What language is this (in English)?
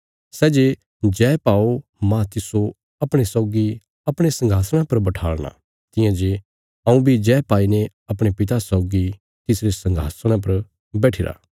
Bilaspuri